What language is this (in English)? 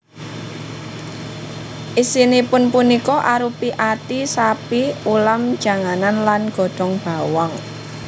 Javanese